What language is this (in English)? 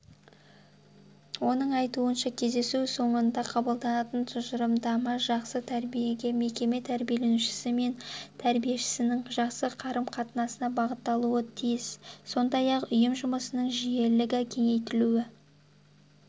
Kazakh